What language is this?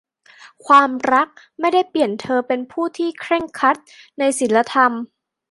Thai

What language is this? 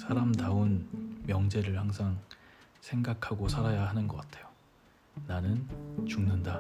Korean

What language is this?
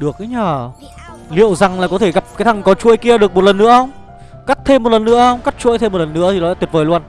Vietnamese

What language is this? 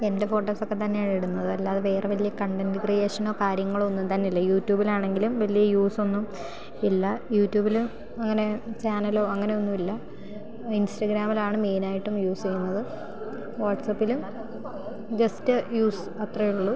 Malayalam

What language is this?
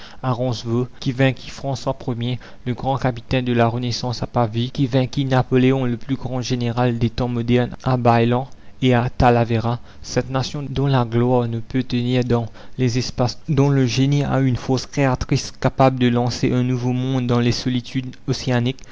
French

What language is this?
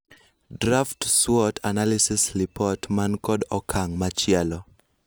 Luo (Kenya and Tanzania)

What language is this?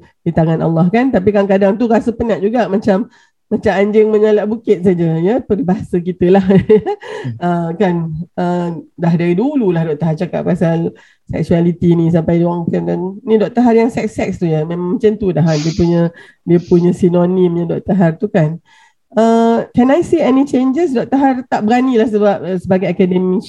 Malay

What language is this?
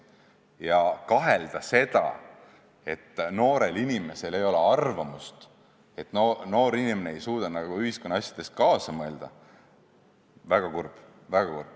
Estonian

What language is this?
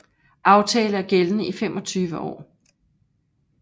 Danish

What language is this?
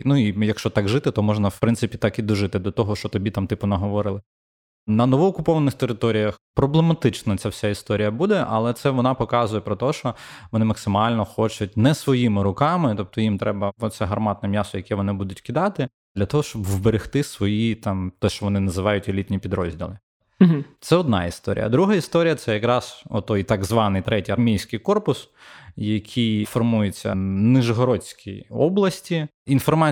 Ukrainian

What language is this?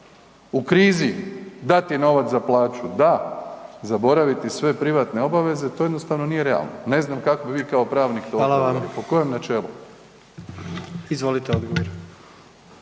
Croatian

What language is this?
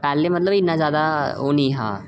Dogri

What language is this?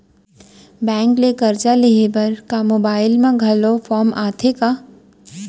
Chhattisgarhi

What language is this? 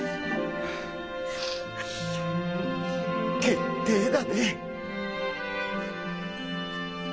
Japanese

